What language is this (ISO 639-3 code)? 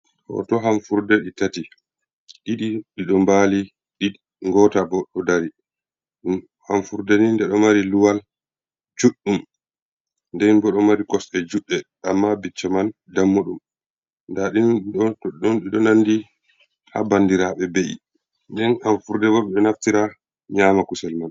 ful